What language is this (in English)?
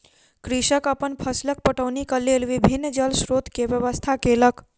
Maithili